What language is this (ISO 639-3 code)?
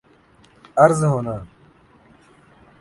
urd